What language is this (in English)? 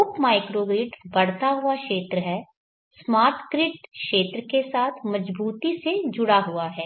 Hindi